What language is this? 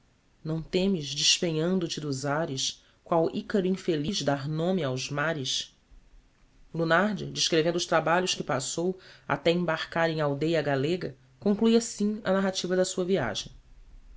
Portuguese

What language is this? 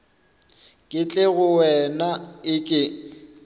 Northern Sotho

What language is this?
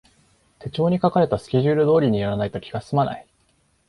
Japanese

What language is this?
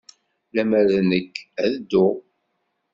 Kabyle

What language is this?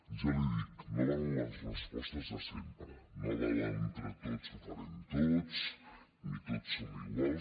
Catalan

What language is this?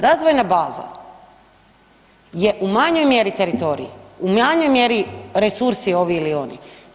Croatian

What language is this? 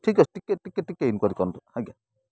Odia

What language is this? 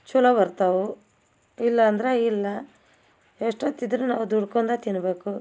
Kannada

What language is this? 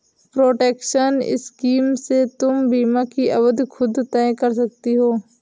Hindi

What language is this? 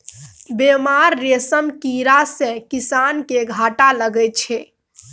Maithili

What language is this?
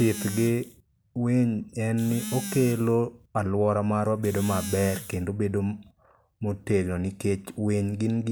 Luo (Kenya and Tanzania)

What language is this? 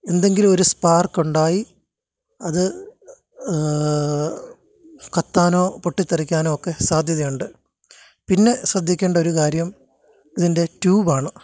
Malayalam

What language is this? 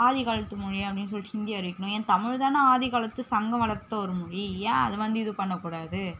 Tamil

